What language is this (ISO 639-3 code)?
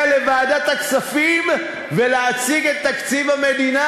heb